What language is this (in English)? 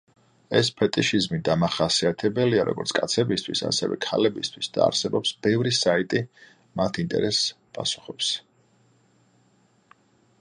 Georgian